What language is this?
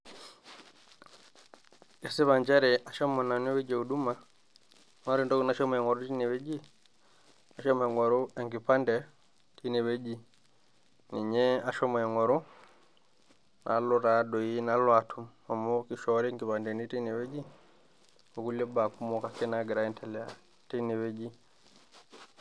Masai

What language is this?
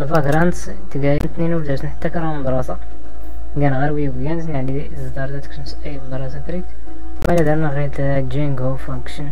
Arabic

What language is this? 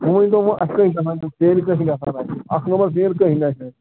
Kashmiri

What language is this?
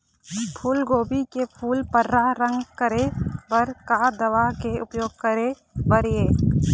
Chhattisgarhi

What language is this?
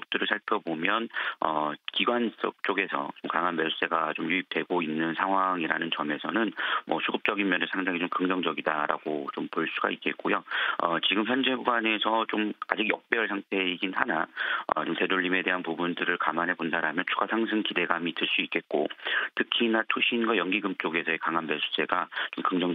Korean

